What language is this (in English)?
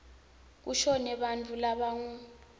Swati